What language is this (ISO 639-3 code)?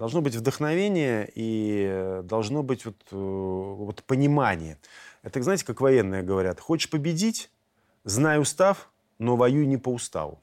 rus